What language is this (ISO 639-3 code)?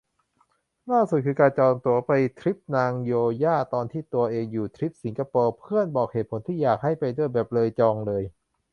tha